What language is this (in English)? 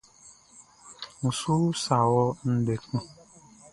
Baoulé